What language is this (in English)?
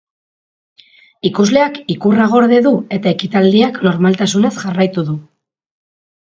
Basque